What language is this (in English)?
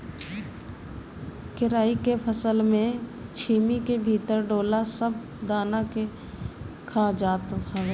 Bhojpuri